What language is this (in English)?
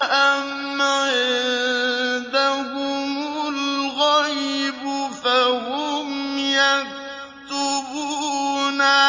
Arabic